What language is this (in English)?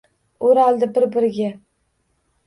Uzbek